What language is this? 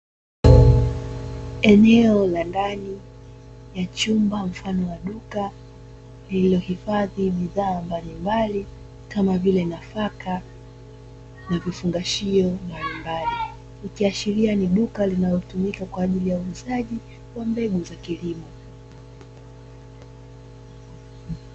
Swahili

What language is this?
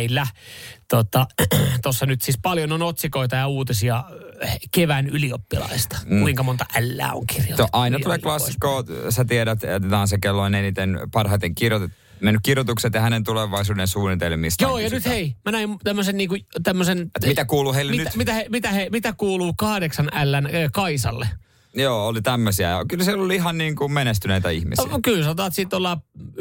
Finnish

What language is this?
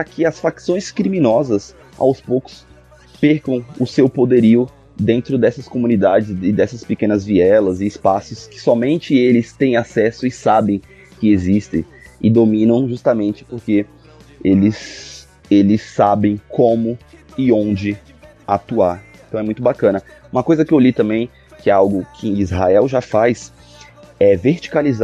Portuguese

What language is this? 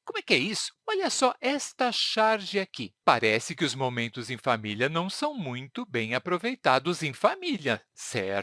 Portuguese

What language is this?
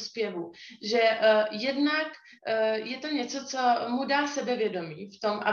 Czech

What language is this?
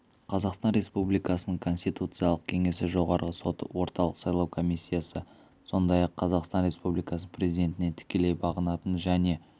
Kazakh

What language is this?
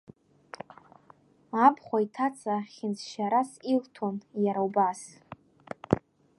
Abkhazian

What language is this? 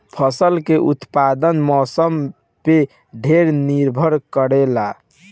Bhojpuri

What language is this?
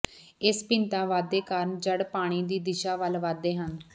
Punjabi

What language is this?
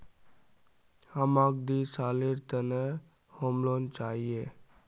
Magahi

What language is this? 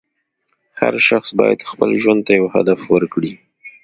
Pashto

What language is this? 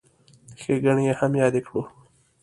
Pashto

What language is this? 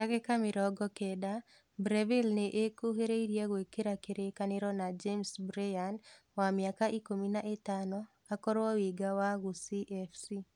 Kikuyu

